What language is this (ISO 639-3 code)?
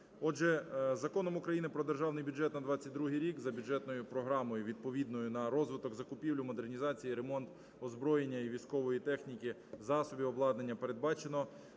ukr